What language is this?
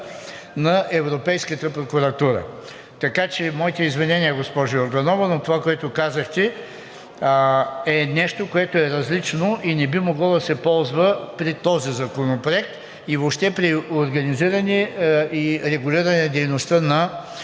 Bulgarian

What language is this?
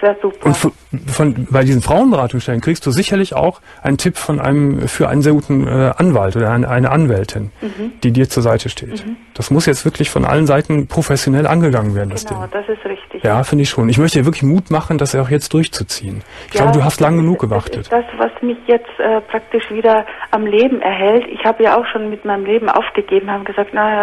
German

